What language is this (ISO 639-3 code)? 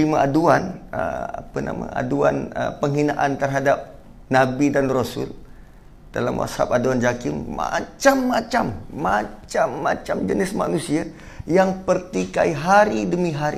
msa